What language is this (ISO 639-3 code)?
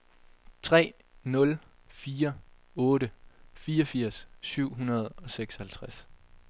dan